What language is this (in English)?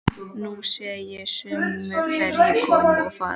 Icelandic